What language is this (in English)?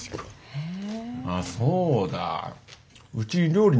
Japanese